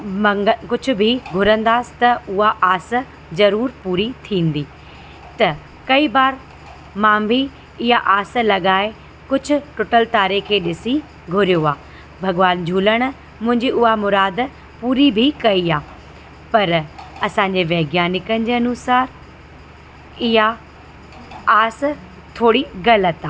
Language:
Sindhi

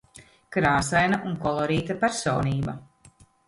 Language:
Latvian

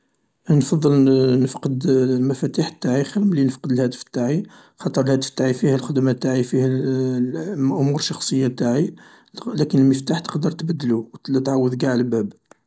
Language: Algerian Arabic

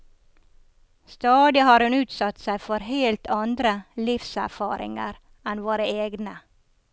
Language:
Norwegian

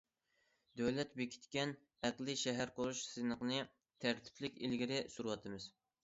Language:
Uyghur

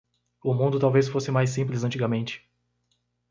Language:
Portuguese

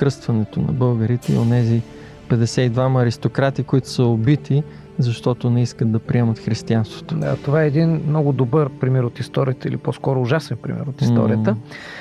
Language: Bulgarian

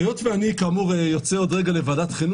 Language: Hebrew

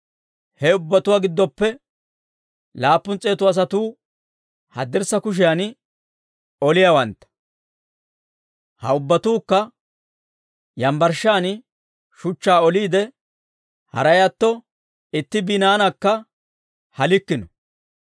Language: Dawro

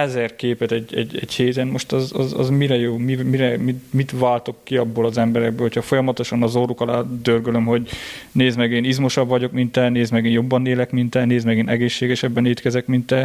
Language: Hungarian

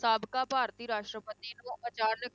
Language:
Punjabi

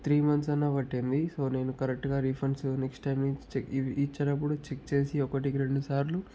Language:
Telugu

